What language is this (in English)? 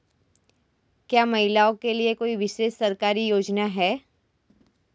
Hindi